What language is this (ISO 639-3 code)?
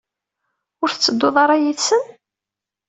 kab